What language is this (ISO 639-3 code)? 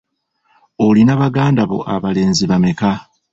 lug